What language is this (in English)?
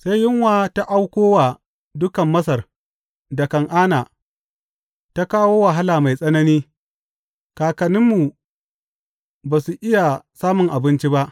Hausa